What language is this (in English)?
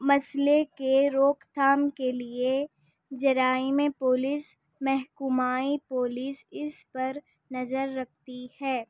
Urdu